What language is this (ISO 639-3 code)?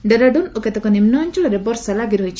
ori